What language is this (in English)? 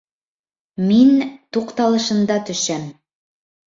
Bashkir